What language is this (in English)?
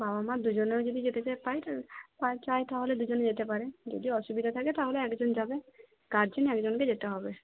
Bangla